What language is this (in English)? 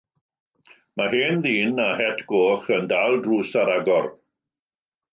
Welsh